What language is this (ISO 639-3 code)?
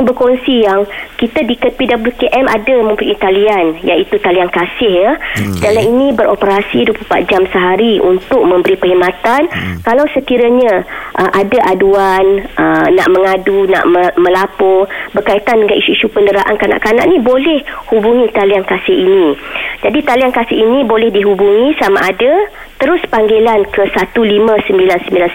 msa